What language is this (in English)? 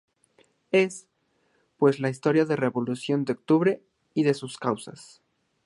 Spanish